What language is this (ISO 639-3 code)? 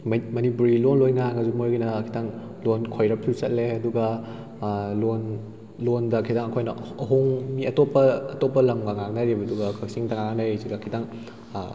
mni